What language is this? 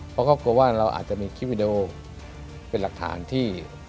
Thai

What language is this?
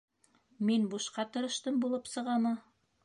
Bashkir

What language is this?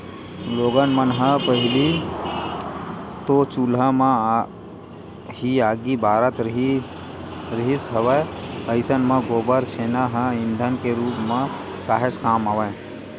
Chhattisgarhi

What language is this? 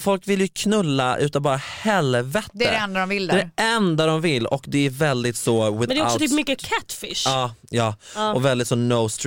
Swedish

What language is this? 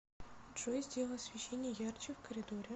Russian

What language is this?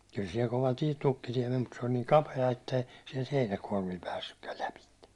Finnish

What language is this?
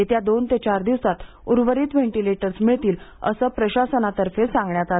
Marathi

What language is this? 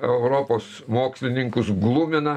Lithuanian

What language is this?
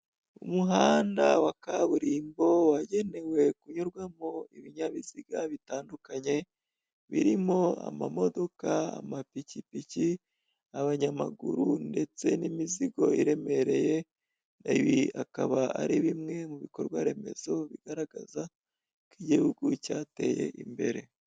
Kinyarwanda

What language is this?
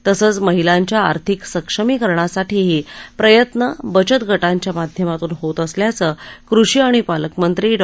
Marathi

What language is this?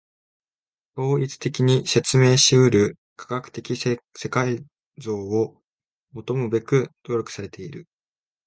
Japanese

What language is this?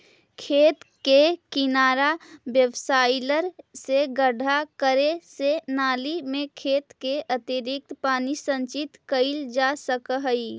Magahi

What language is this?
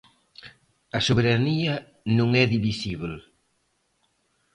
Galician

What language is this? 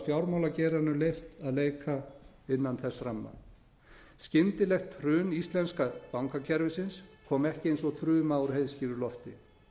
Icelandic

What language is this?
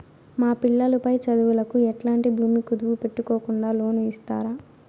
Telugu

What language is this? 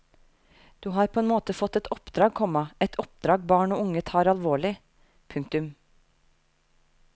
Norwegian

